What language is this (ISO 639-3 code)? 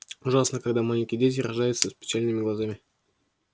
rus